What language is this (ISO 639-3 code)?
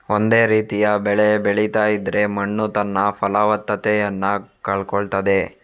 kan